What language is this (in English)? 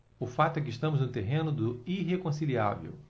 Portuguese